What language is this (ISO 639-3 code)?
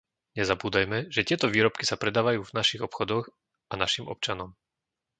slk